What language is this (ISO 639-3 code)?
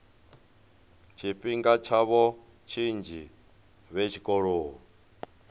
ven